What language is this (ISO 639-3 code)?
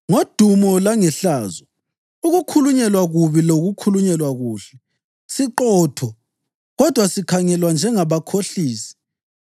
nde